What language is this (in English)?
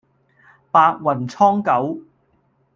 Cantonese